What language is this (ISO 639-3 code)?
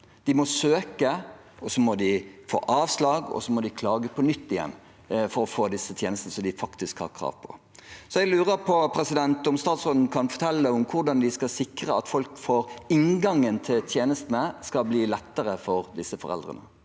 nor